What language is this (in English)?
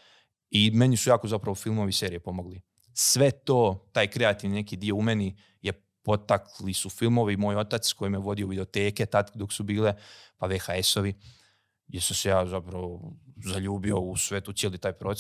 Croatian